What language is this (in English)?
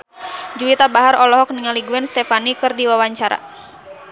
Sundanese